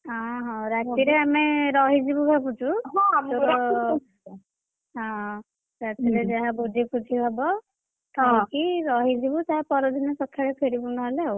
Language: Odia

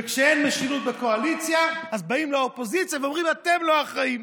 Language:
Hebrew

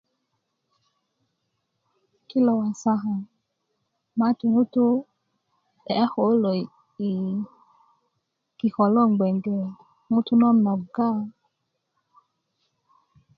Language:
Kuku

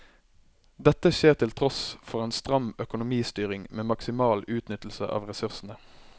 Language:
Norwegian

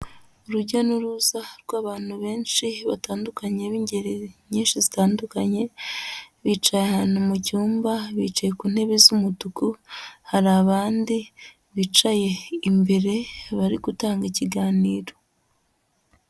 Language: Kinyarwanda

